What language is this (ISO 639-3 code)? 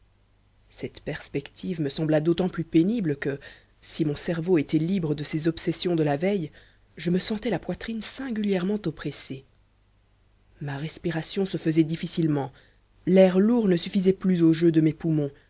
fra